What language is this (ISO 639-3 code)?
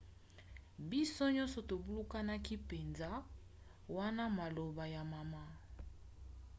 lin